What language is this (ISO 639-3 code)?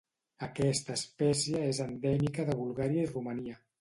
cat